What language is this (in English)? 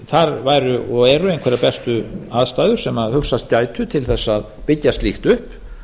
Icelandic